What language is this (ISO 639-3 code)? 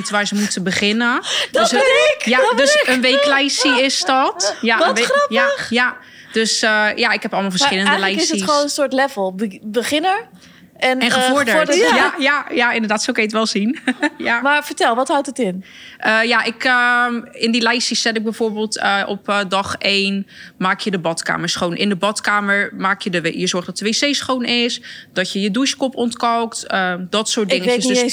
nld